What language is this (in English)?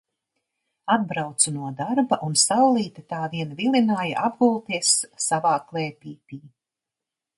Latvian